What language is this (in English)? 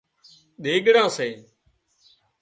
Wadiyara Koli